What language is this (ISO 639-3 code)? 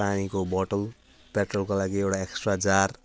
nep